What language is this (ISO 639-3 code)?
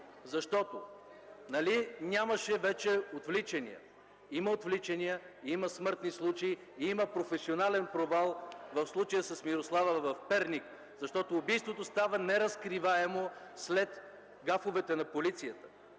bul